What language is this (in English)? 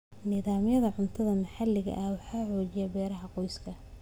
Somali